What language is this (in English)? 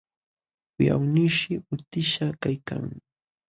Jauja Wanca Quechua